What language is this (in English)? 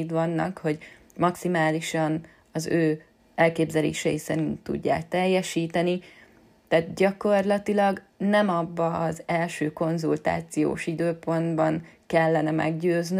Hungarian